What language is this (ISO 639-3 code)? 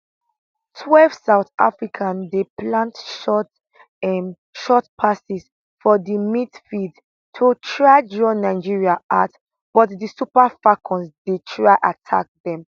pcm